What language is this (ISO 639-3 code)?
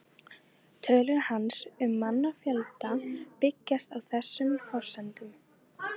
isl